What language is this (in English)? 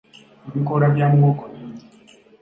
Ganda